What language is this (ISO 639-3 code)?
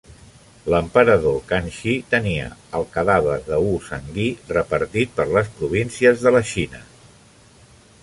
cat